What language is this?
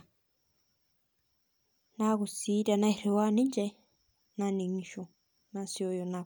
Masai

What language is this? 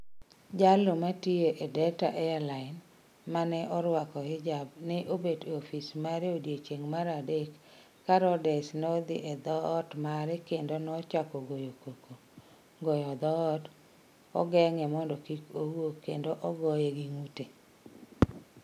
Luo (Kenya and Tanzania)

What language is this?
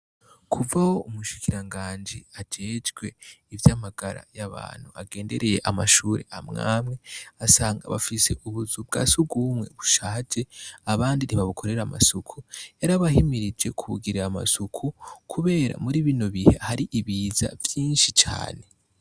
Rundi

